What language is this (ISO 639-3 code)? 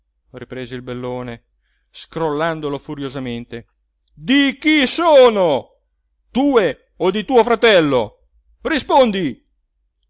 ita